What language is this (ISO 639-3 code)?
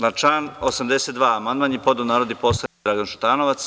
srp